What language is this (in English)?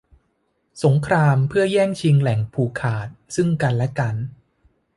Thai